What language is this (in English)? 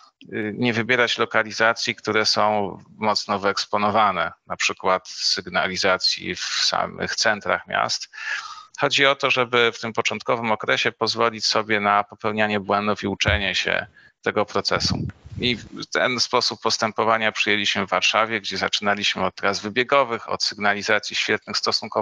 Polish